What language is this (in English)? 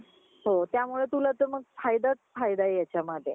Marathi